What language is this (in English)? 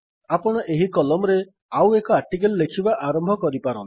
Odia